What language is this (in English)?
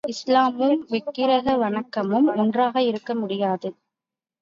Tamil